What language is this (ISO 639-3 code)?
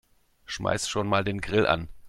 deu